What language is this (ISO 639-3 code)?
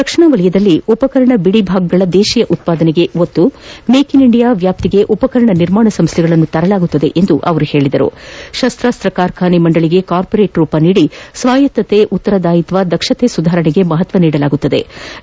kan